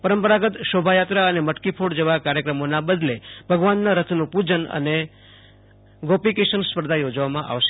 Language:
Gujarati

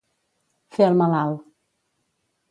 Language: Catalan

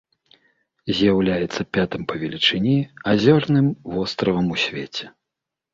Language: Belarusian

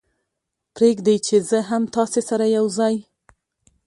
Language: Pashto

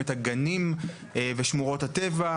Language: Hebrew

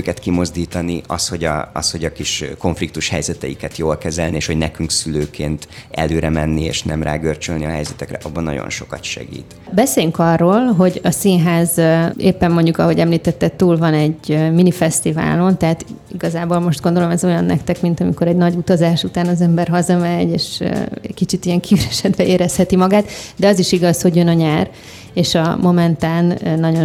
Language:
Hungarian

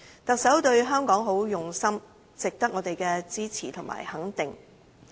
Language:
Cantonese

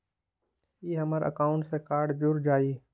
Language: Magahi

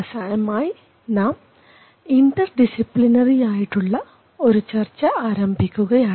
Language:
Malayalam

